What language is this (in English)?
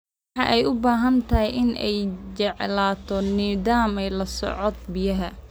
Somali